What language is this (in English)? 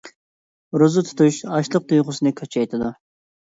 Uyghur